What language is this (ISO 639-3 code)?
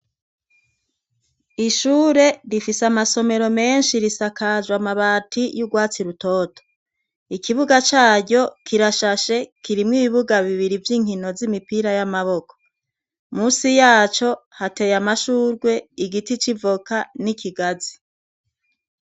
run